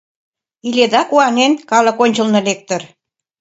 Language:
Mari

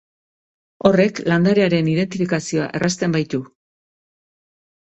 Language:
Basque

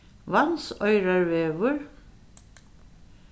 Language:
Faroese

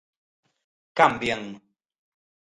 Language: Galician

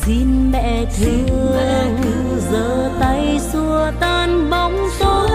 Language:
Vietnamese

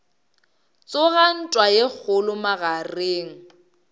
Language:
Northern Sotho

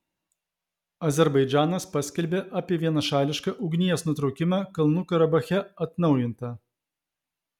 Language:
Lithuanian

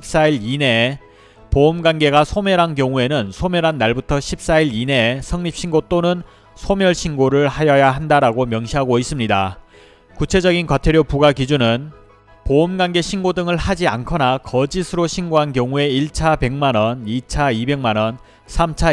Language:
Korean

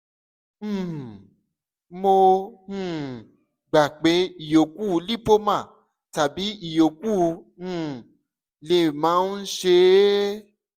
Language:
Yoruba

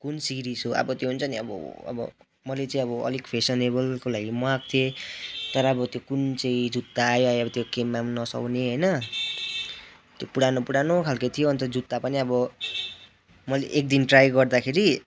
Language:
Nepali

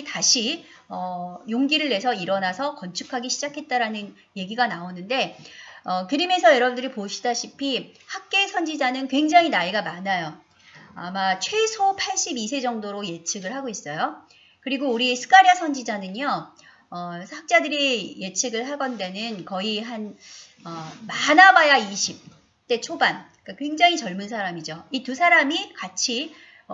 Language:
Korean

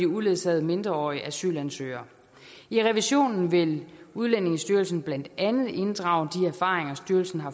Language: Danish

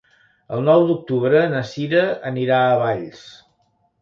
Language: Catalan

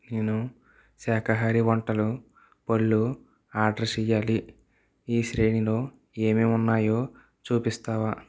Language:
Telugu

